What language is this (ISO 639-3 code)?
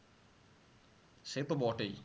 ben